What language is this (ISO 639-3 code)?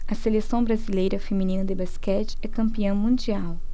por